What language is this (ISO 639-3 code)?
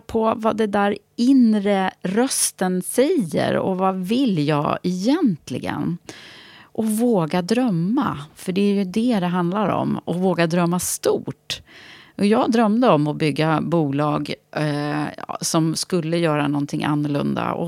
swe